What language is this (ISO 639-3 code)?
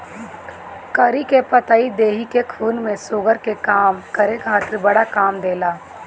bho